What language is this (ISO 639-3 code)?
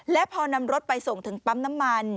tha